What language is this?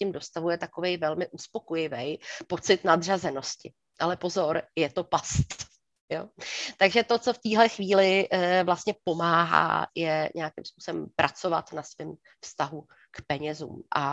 Czech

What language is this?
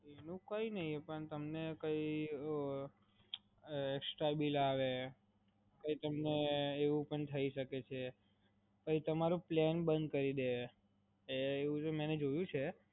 Gujarati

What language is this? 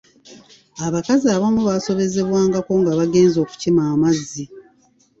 Ganda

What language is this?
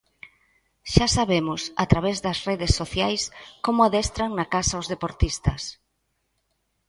Galician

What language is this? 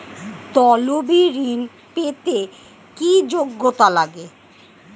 Bangla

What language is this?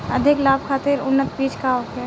Bhojpuri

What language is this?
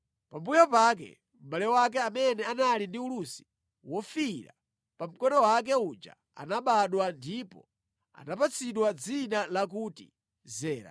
Nyanja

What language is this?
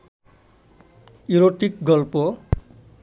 Bangla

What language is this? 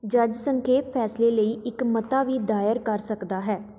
Punjabi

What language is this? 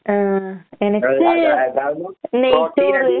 Malayalam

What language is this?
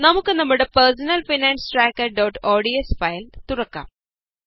Malayalam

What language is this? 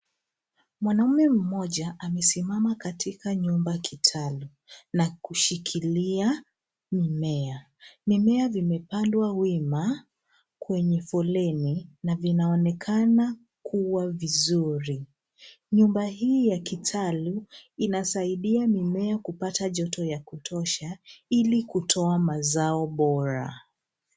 Swahili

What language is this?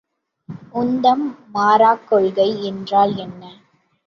Tamil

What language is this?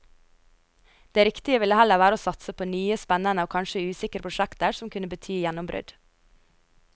Norwegian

